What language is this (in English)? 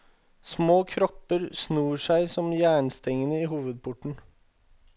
Norwegian